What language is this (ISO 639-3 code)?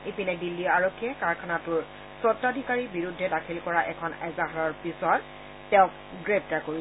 asm